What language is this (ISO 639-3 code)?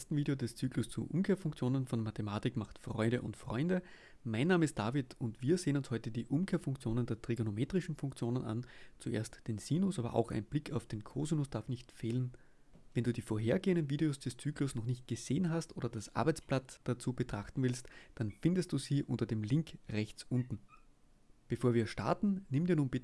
deu